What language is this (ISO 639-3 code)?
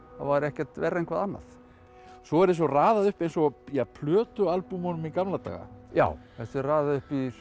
isl